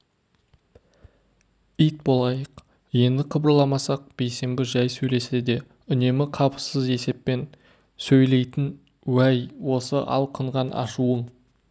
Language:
Kazakh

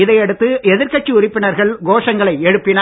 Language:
Tamil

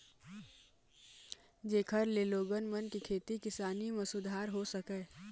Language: Chhattisgarhi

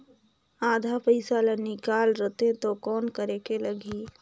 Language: Chhattisgarhi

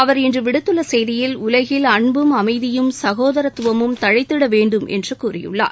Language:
Tamil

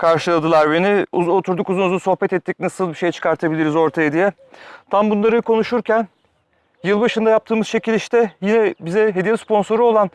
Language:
Turkish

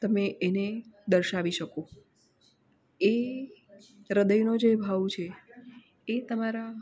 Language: Gujarati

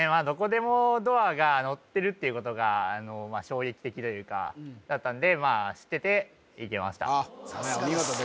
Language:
Japanese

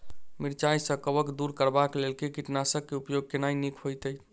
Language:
Maithili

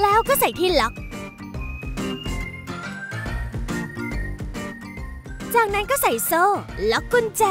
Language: Thai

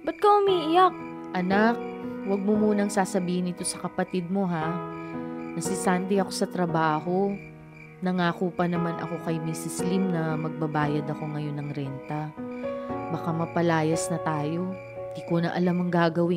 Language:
Filipino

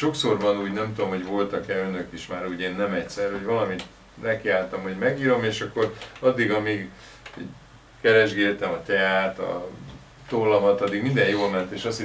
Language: Hungarian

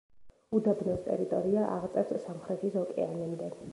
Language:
Georgian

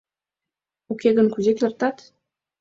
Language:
Mari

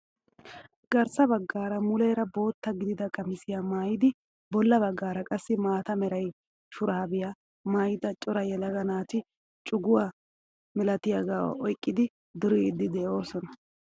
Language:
Wolaytta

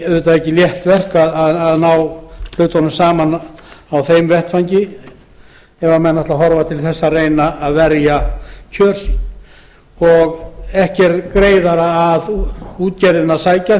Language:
Icelandic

